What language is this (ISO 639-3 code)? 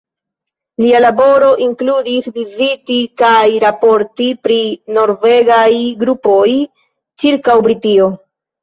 epo